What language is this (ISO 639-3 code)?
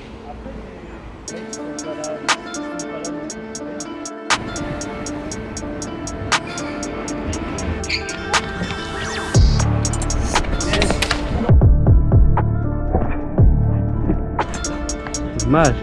fra